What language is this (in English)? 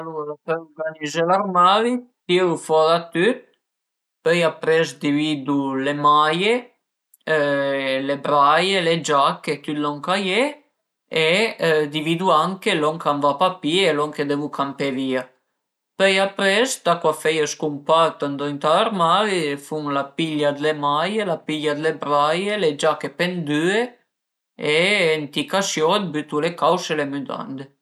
Piedmontese